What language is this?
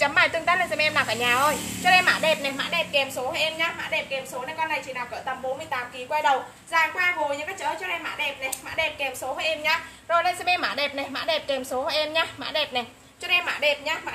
Vietnamese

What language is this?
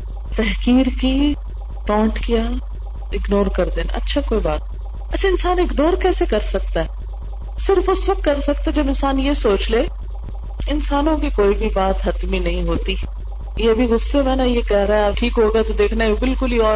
Urdu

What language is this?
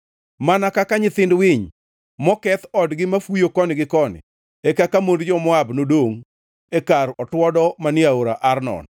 Luo (Kenya and Tanzania)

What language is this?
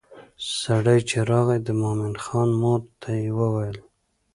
Pashto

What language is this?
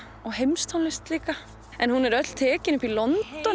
Icelandic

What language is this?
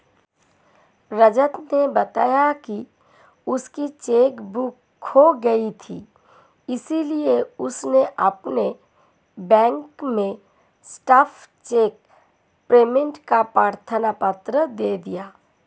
Hindi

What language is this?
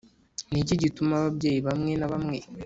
Kinyarwanda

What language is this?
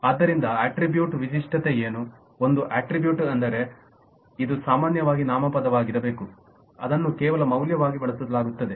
Kannada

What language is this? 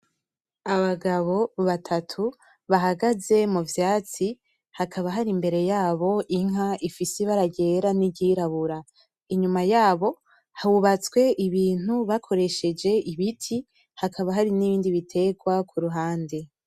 Rundi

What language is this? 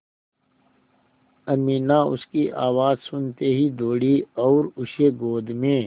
Hindi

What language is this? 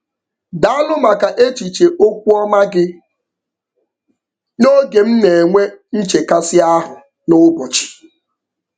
Igbo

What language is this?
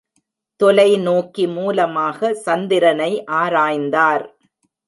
Tamil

